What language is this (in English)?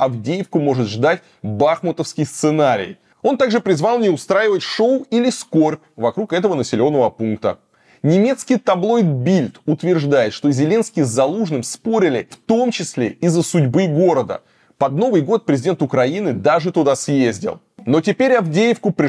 Russian